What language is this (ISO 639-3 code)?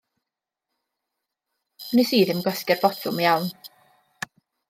cym